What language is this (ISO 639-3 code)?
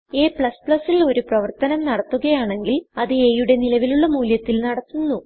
mal